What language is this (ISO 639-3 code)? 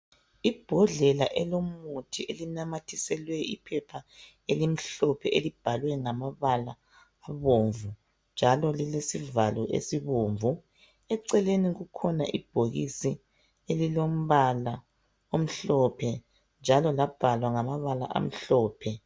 nde